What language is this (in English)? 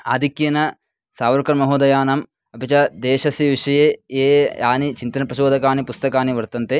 Sanskrit